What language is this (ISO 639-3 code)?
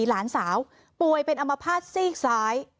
tha